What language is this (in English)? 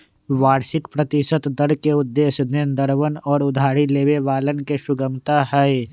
Magahi